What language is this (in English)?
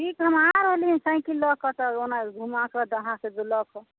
Maithili